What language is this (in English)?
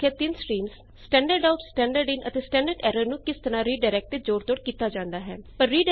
Punjabi